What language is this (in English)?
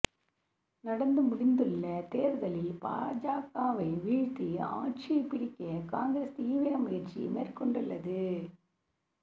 Tamil